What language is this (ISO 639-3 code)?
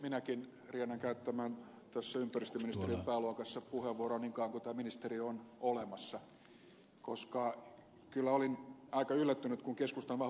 fin